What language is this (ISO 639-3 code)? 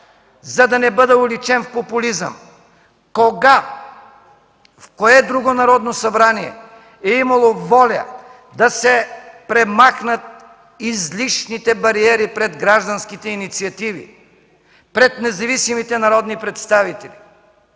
bul